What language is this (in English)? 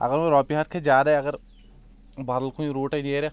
Kashmiri